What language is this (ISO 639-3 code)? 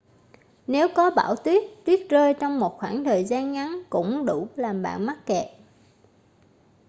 vie